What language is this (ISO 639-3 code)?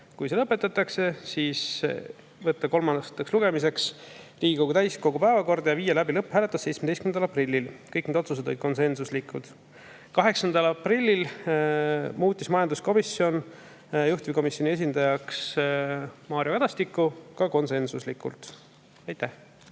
est